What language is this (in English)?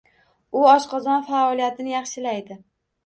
Uzbek